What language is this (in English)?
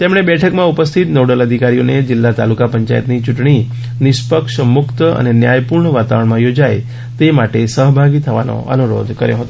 Gujarati